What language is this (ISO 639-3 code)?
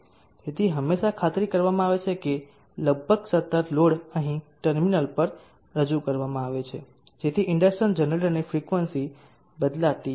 guj